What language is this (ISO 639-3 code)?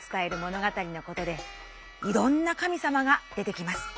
jpn